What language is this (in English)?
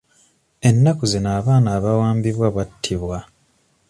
Ganda